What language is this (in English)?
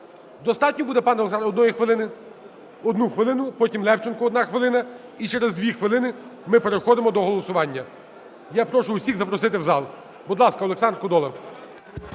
Ukrainian